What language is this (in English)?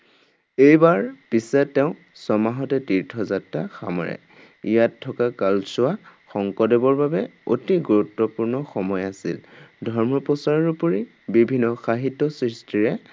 Assamese